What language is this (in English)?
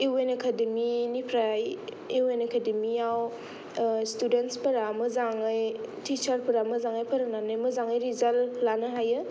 Bodo